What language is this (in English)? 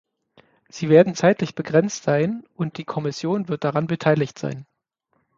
German